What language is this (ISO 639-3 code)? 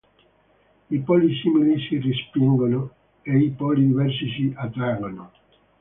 ita